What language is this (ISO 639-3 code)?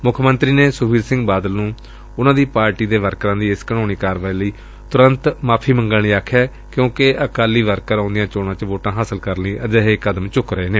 pan